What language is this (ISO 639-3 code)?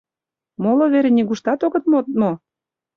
chm